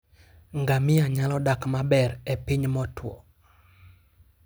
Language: Luo (Kenya and Tanzania)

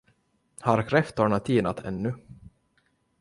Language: Swedish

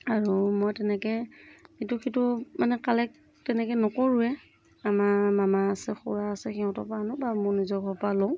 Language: Assamese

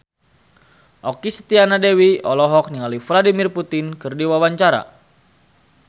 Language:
Sundanese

